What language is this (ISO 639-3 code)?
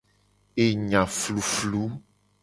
gej